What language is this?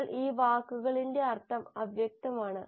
Malayalam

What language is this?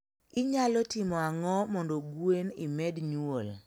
Luo (Kenya and Tanzania)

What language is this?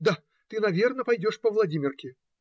Russian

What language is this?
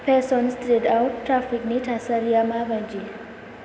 Bodo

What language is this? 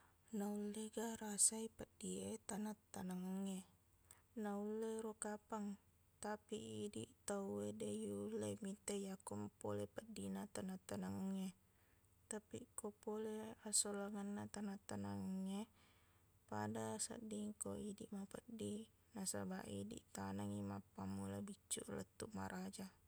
Buginese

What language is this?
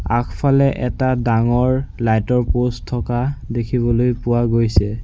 Assamese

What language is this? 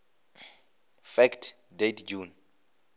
Venda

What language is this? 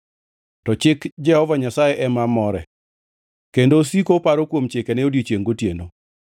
Luo (Kenya and Tanzania)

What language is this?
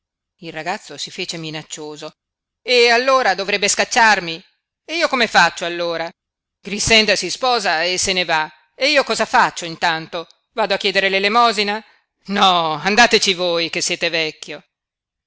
Italian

